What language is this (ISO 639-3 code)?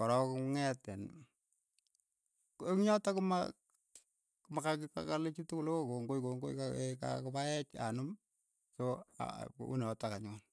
eyo